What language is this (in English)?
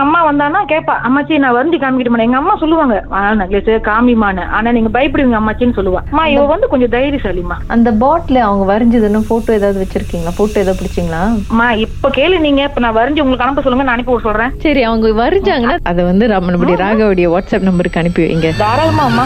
Tamil